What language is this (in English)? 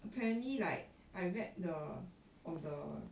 English